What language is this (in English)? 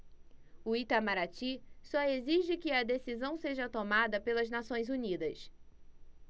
Portuguese